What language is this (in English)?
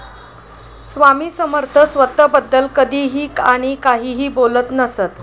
Marathi